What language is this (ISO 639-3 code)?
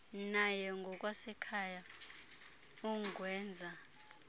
xho